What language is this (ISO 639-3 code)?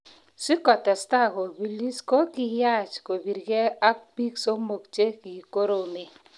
kln